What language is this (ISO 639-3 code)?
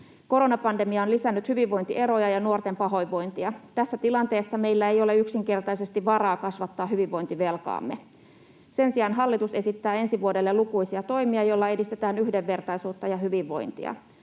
fin